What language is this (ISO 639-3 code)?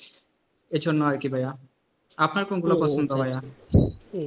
ben